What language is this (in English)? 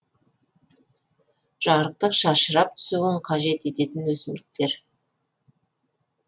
Kazakh